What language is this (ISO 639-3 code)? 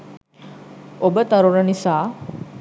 sin